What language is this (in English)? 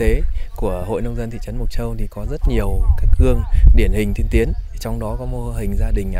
Vietnamese